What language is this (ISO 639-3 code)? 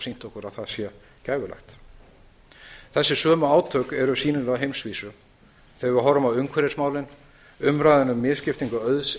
isl